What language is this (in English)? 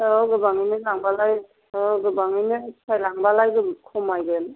Bodo